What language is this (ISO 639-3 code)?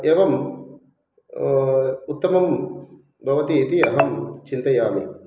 san